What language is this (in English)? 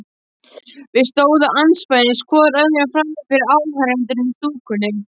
Icelandic